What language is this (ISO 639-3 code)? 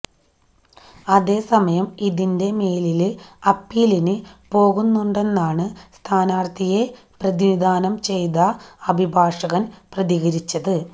mal